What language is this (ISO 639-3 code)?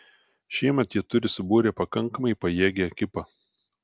lit